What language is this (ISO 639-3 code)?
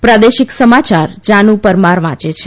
guj